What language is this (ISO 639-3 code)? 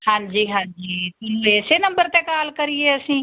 pan